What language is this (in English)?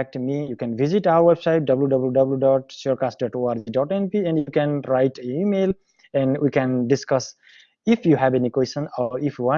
English